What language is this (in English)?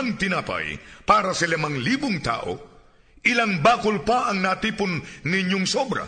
Filipino